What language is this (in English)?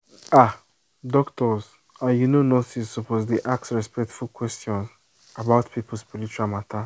Nigerian Pidgin